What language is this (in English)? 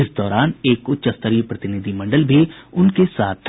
Hindi